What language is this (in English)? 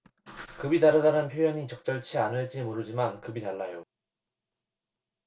Korean